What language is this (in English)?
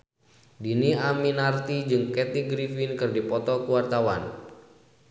Sundanese